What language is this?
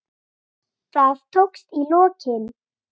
Icelandic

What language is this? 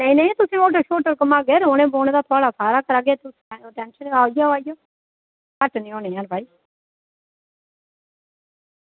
Dogri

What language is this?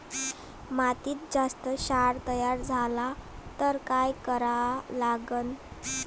Marathi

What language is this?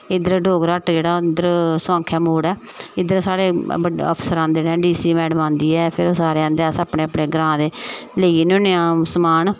Dogri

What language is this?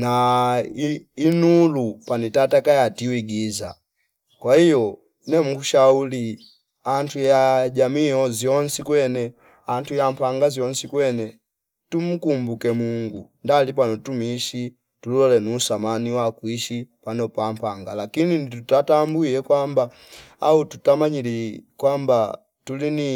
Fipa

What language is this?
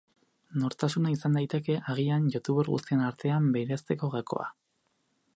Basque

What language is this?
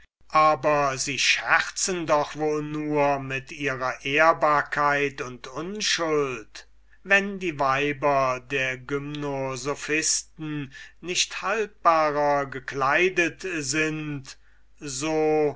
German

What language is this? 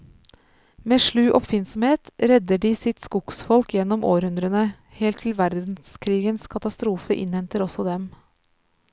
Norwegian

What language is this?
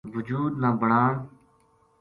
Gujari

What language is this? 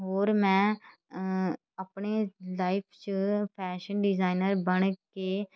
Punjabi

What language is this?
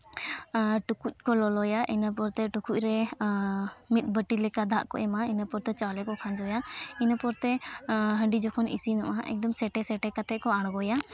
Santali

